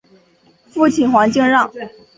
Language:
Chinese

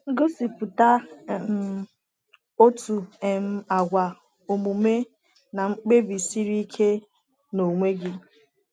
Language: Igbo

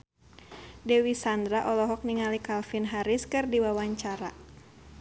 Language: Sundanese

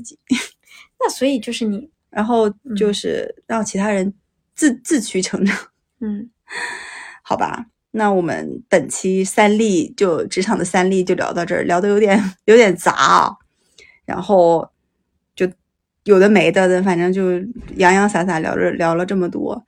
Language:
Chinese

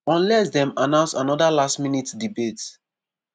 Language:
Nigerian Pidgin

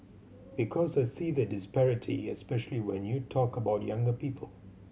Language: English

